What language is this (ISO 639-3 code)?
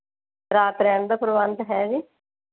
pan